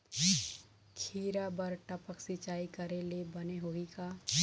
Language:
Chhattisgarhi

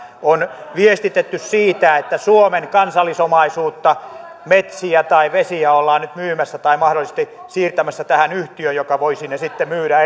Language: Finnish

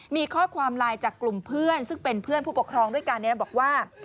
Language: Thai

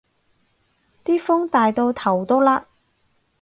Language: Cantonese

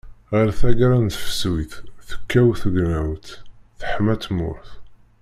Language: Kabyle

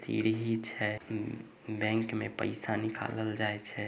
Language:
Magahi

